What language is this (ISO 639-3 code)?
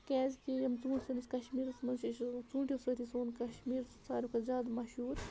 kas